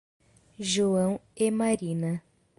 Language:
Portuguese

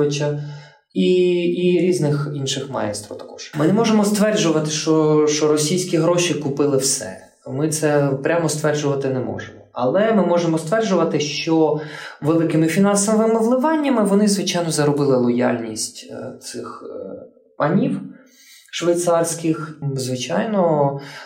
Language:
Ukrainian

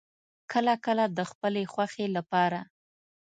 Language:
Pashto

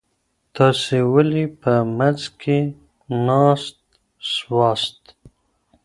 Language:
Pashto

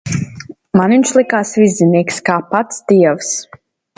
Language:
Latvian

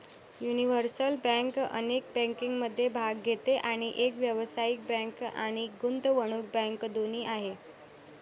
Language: Marathi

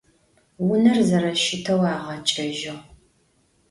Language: Adyghe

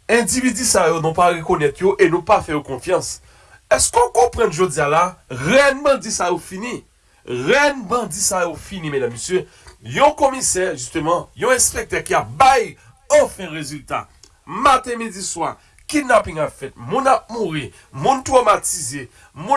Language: French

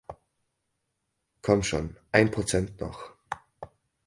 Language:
German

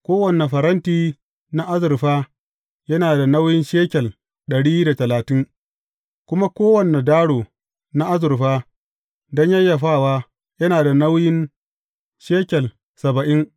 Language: Hausa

